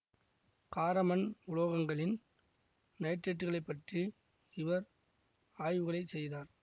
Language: Tamil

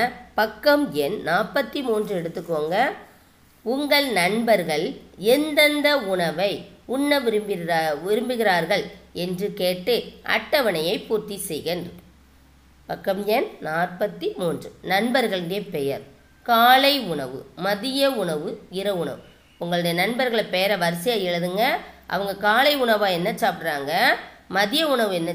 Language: Tamil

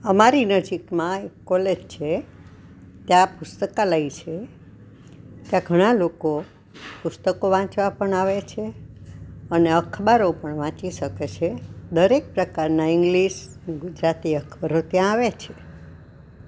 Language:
Gujarati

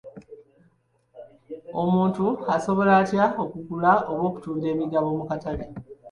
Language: Ganda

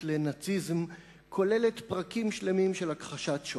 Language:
Hebrew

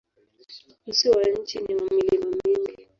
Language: Swahili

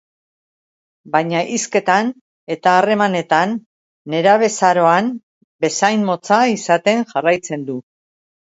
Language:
Basque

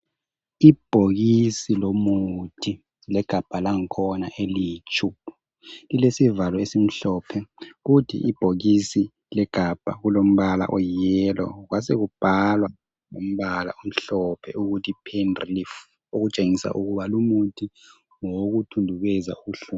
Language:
North Ndebele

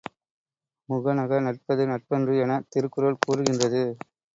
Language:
Tamil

